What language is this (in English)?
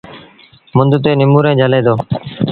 Sindhi Bhil